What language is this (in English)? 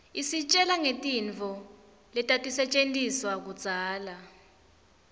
Swati